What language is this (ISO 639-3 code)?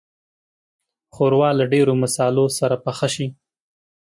pus